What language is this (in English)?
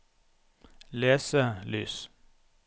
Norwegian